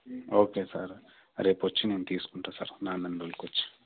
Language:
Telugu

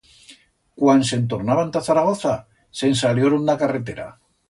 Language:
Aragonese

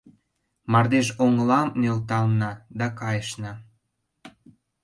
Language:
Mari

